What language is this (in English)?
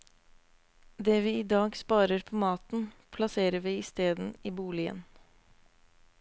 Norwegian